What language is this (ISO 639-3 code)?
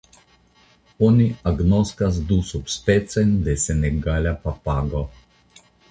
epo